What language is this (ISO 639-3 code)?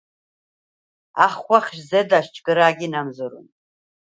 sva